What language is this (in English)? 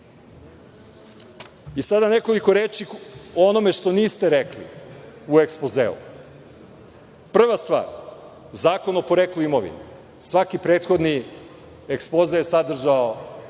Serbian